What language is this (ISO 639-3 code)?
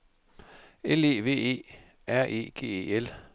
dan